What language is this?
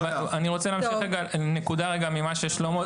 Hebrew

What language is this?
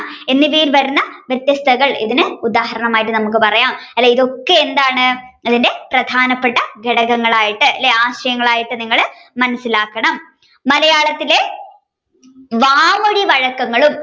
Malayalam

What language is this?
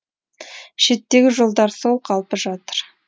Kazakh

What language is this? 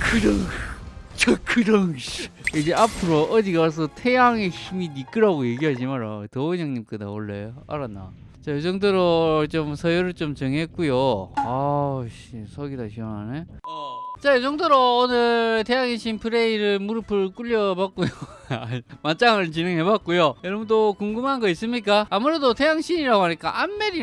Korean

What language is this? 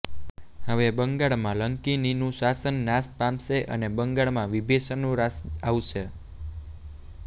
Gujarati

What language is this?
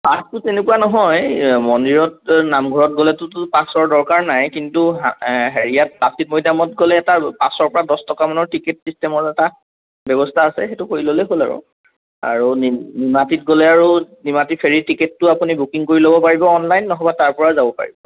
Assamese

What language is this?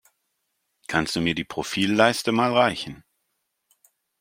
German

